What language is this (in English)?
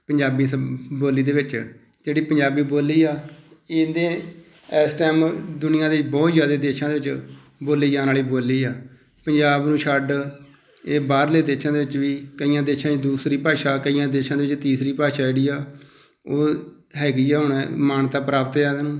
Punjabi